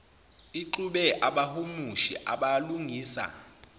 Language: Zulu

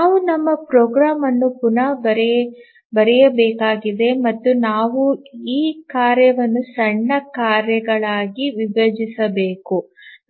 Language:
Kannada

